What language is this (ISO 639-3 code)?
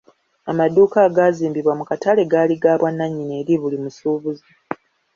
lug